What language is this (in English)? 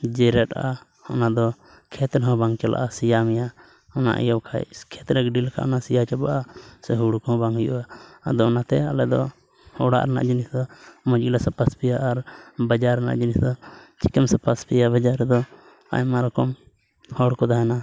Santali